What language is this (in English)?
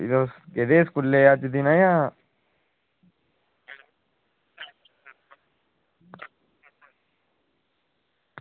Dogri